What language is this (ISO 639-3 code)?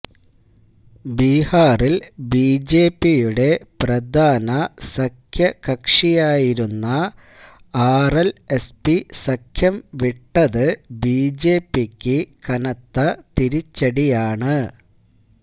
mal